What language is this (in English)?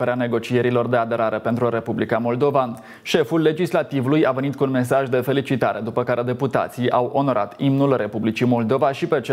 Romanian